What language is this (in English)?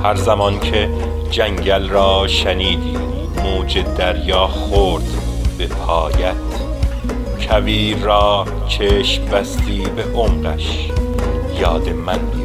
Persian